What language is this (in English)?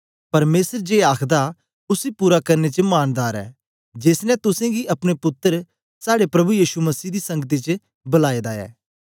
Dogri